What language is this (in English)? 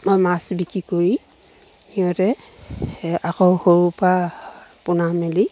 Assamese